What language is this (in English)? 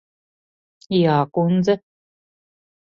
Latvian